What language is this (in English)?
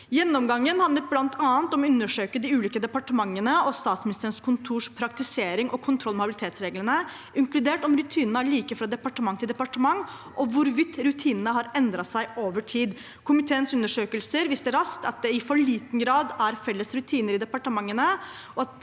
Norwegian